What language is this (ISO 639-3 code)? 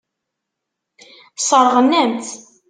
kab